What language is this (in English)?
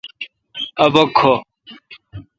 Kalkoti